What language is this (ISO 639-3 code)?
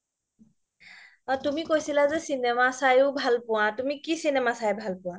asm